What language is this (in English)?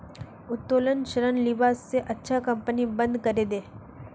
Magahi